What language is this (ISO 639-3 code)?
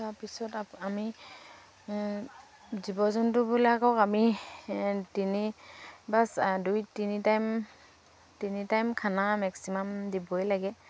asm